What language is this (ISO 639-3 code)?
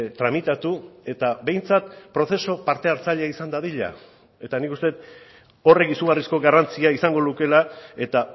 eus